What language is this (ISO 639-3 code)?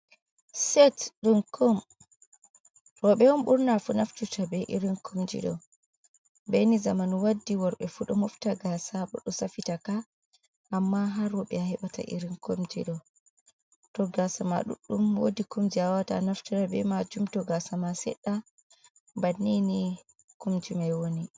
ful